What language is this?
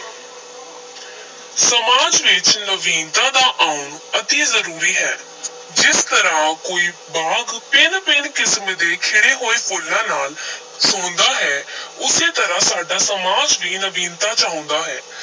Punjabi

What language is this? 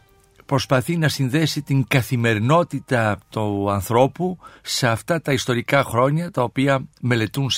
Greek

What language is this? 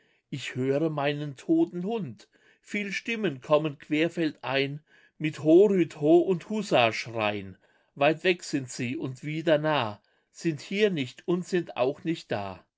German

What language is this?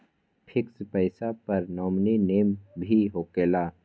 Magahi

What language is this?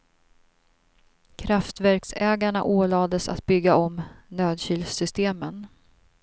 Swedish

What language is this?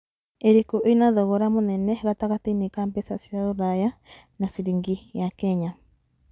Kikuyu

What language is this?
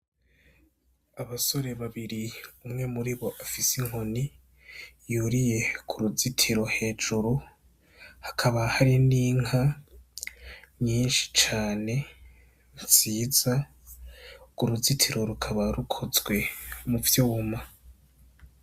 Rundi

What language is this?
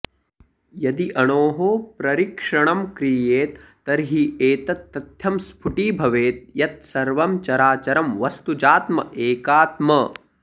Sanskrit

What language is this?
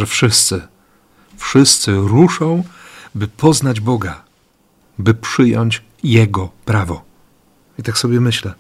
Polish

